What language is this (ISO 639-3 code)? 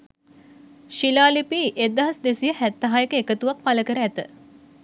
sin